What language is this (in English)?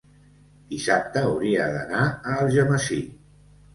Catalan